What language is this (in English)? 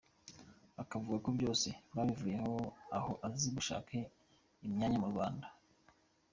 Kinyarwanda